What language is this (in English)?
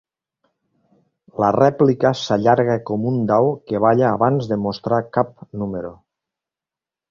Catalan